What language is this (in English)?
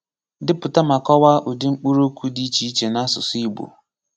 Igbo